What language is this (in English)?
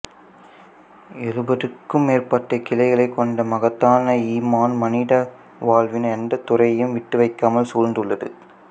Tamil